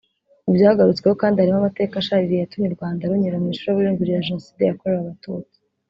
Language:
Kinyarwanda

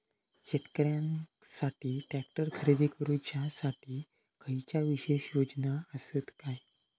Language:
Marathi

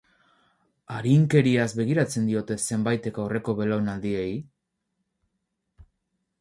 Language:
Basque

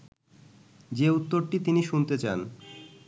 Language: Bangla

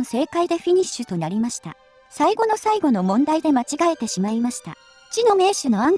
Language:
Japanese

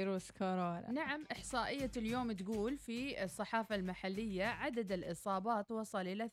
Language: Arabic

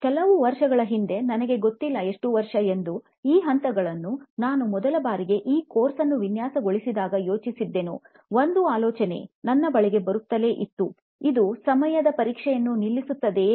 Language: Kannada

